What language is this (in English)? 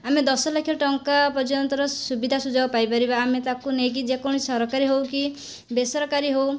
Odia